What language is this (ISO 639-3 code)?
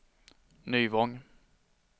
swe